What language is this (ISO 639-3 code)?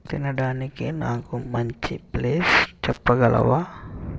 tel